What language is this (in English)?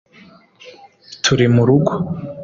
Kinyarwanda